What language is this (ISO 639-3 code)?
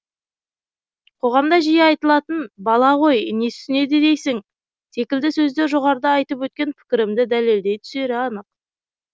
kaz